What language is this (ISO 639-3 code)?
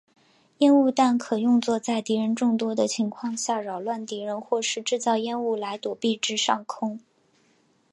zho